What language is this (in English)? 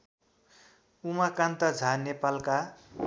Nepali